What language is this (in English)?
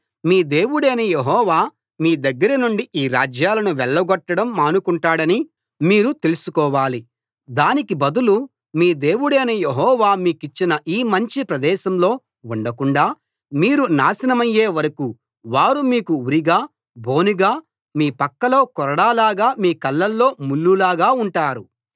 Telugu